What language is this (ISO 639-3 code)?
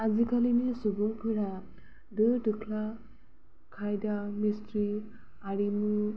brx